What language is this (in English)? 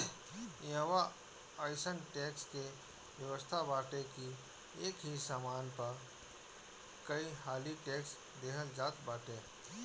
Bhojpuri